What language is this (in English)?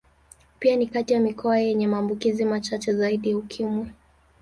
Swahili